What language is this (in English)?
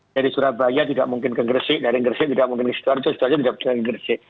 Indonesian